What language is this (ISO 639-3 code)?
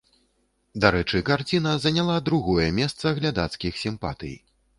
bel